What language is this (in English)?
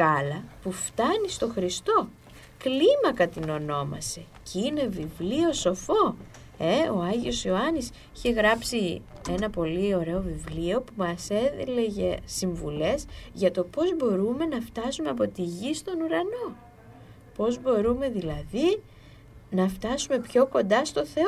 Greek